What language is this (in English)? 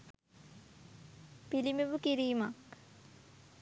Sinhala